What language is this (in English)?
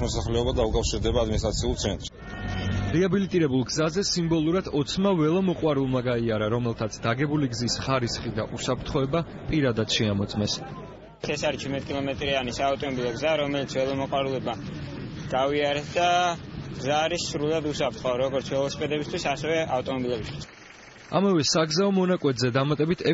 Polish